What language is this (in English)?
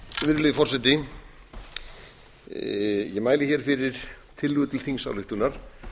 Icelandic